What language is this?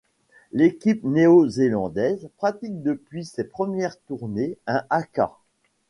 French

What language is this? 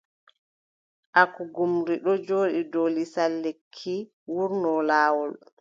Adamawa Fulfulde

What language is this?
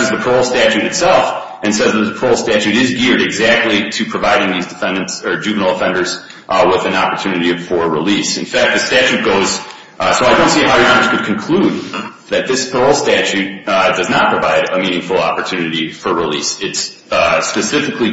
English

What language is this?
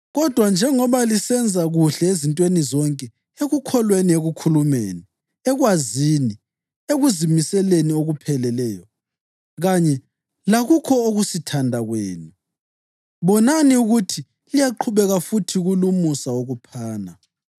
North Ndebele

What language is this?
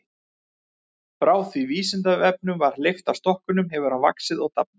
Icelandic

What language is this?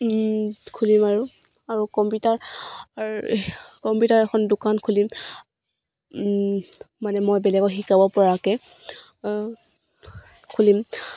Assamese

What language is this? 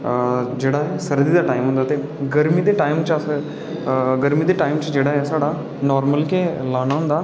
Dogri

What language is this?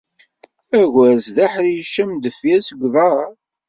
Kabyle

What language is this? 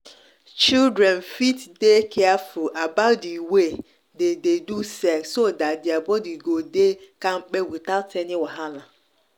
Nigerian Pidgin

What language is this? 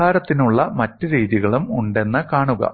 Malayalam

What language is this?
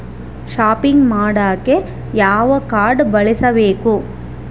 Kannada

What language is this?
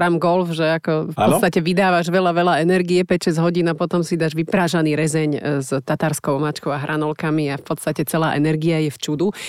Slovak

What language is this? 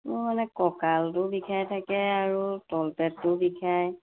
Assamese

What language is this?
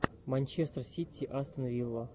Russian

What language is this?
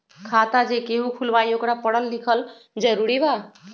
Magahi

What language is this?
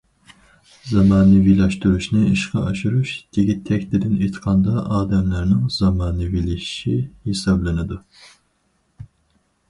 Uyghur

